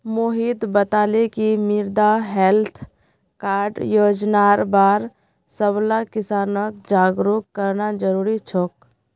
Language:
Magahi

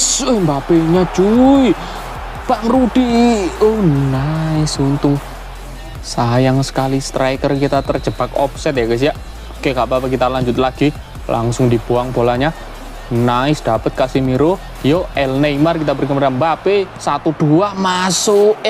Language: Indonesian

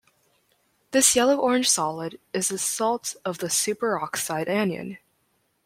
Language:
English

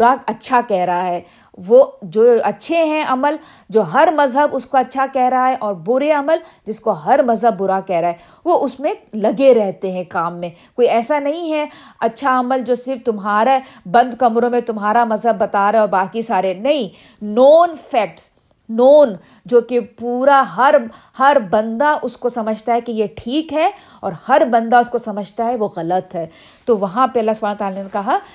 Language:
Urdu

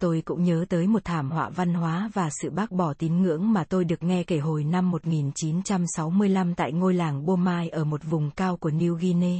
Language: Vietnamese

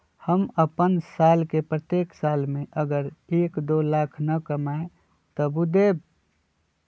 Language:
Magahi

